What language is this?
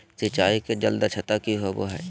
Magahi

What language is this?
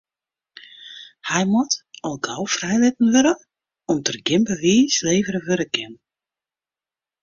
Western Frisian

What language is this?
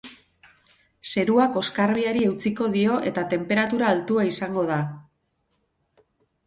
Basque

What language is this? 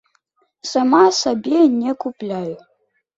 Belarusian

